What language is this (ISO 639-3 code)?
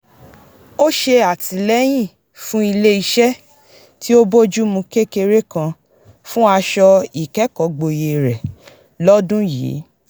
yor